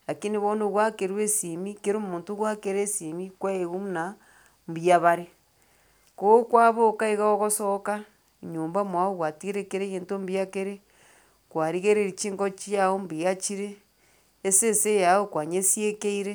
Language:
Gusii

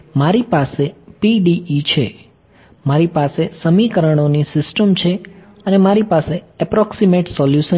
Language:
Gujarati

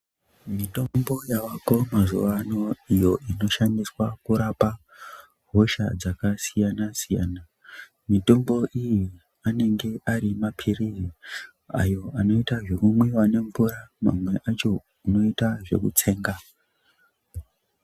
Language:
Ndau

